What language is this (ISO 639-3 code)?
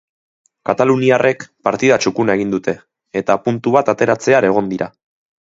eus